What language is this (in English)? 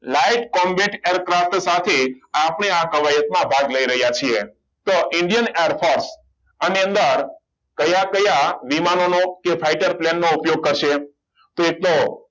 Gujarati